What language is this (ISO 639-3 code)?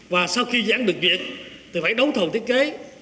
vie